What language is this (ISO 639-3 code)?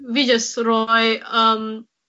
cym